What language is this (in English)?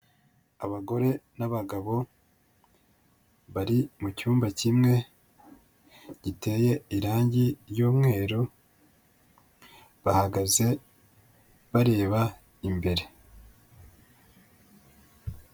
Kinyarwanda